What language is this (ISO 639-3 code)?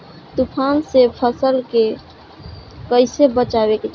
bho